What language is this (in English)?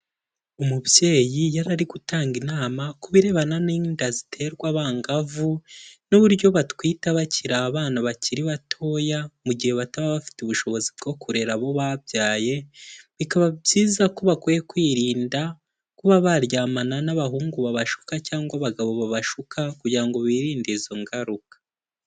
Kinyarwanda